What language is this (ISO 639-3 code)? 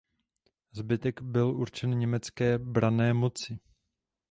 ces